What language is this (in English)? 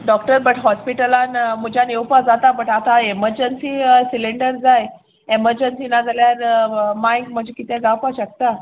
Konkani